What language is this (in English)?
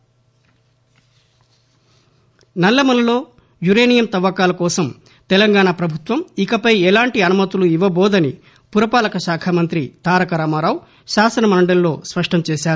Telugu